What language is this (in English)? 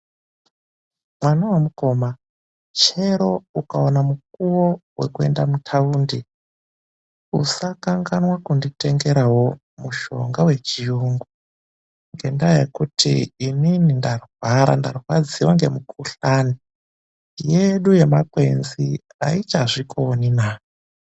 Ndau